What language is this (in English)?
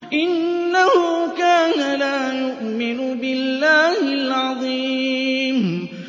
Arabic